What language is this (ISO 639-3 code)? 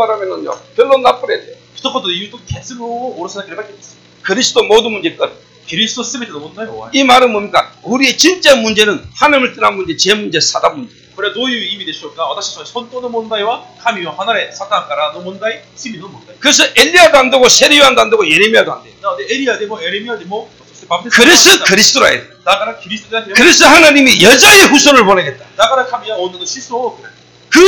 kor